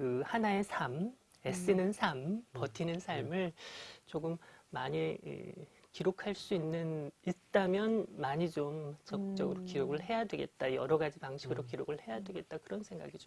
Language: Korean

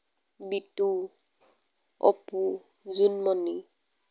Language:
Assamese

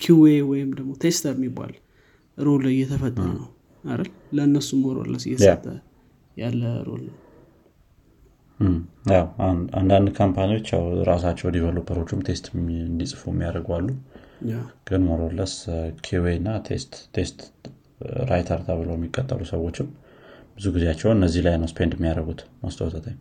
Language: Amharic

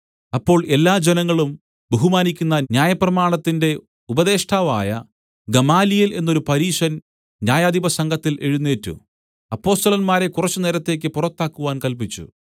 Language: Malayalam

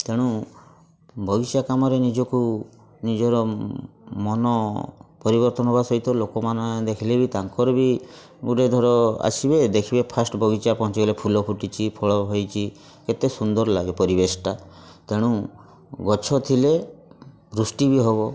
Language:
Odia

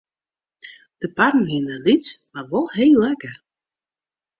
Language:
Western Frisian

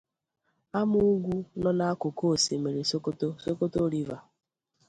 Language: Igbo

